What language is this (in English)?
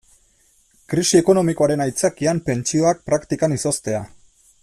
Basque